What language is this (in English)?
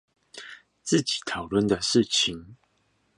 Chinese